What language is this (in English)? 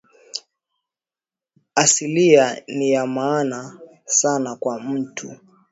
Swahili